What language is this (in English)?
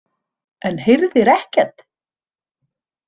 Icelandic